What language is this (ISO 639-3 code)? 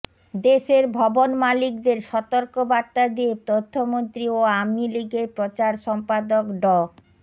ben